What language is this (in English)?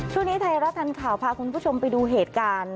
Thai